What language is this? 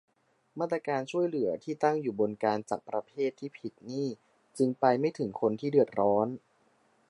Thai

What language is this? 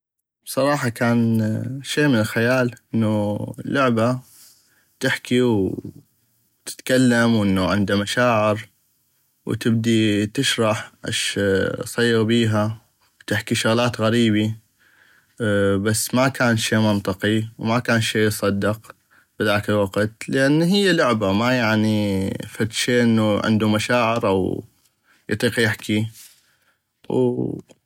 North Mesopotamian Arabic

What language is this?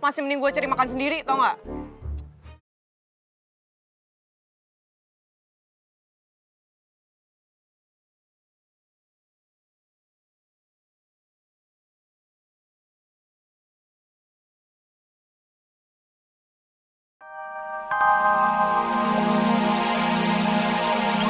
Indonesian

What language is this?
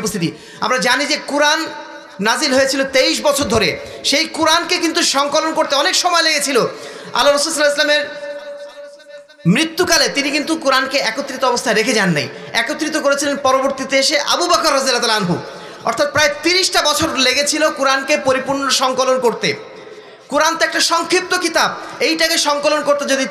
Arabic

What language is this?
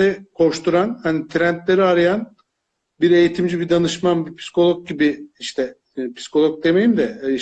Turkish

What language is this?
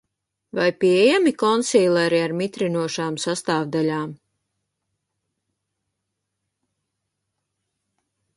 Latvian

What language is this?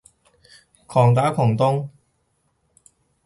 Cantonese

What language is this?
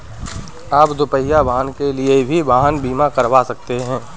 Hindi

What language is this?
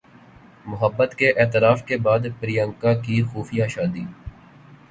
Urdu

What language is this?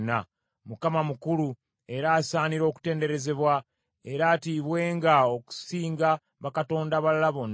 Ganda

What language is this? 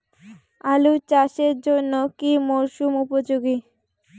Bangla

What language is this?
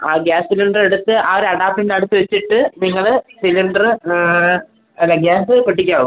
Malayalam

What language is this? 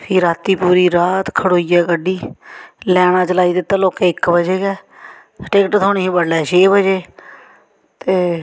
Dogri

